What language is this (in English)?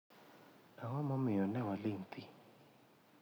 Luo (Kenya and Tanzania)